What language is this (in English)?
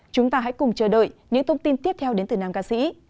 Vietnamese